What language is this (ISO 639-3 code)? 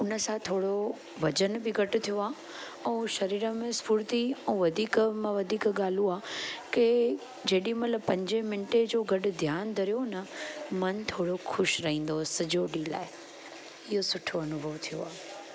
snd